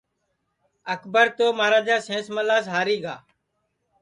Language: Sansi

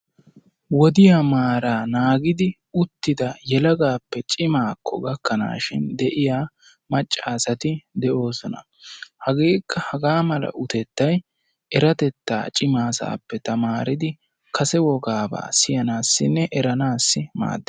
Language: Wolaytta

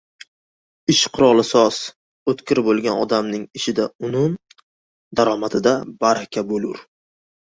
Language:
Uzbek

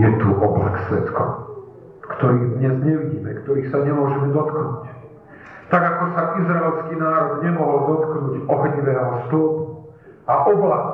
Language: Slovak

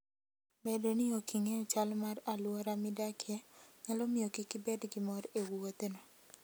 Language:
Luo (Kenya and Tanzania)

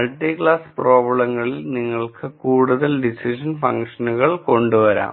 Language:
Malayalam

